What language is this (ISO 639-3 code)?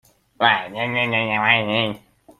cnh